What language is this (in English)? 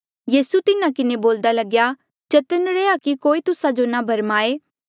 Mandeali